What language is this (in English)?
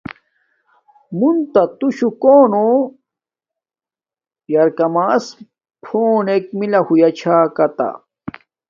Domaaki